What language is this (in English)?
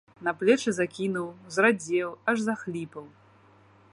Belarusian